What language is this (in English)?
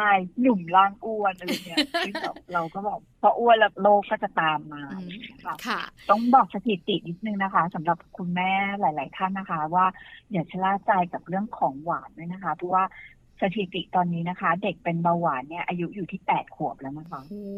Thai